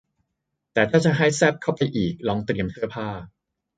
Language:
Thai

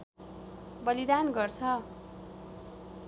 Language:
Nepali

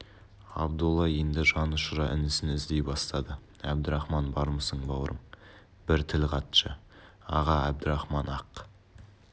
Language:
Kazakh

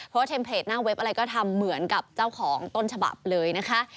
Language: Thai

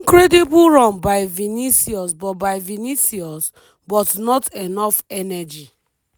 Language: Nigerian Pidgin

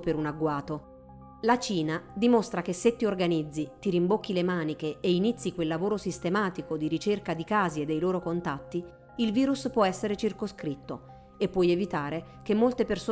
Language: Italian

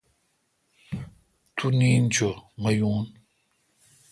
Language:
Kalkoti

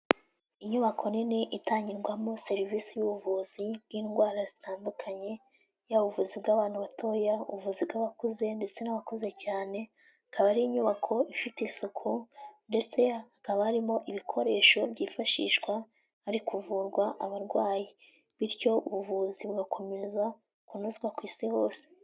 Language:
Kinyarwanda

